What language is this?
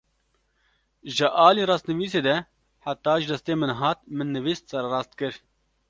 Kurdish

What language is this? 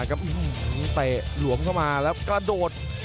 Thai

